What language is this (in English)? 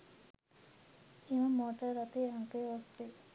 Sinhala